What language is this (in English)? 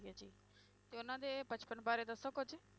Punjabi